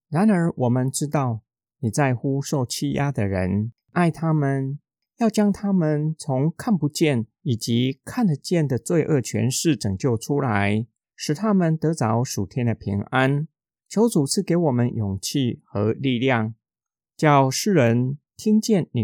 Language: Chinese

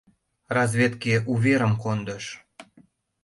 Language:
Mari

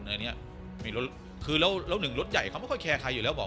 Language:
Thai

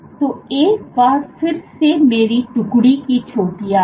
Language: Hindi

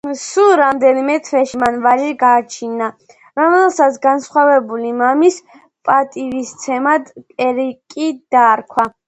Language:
Georgian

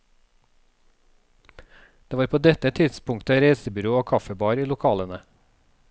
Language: Norwegian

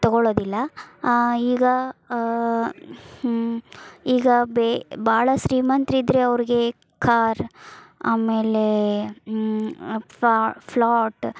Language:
Kannada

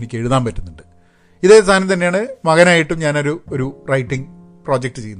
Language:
Malayalam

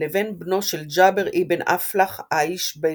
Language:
Hebrew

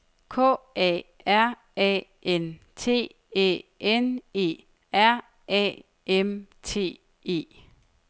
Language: Danish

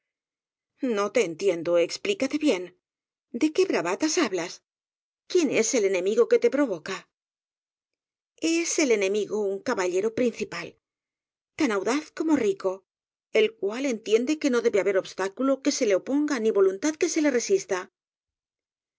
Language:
Spanish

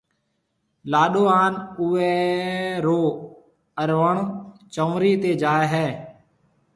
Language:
Marwari (Pakistan)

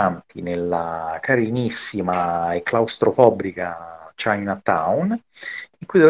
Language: Italian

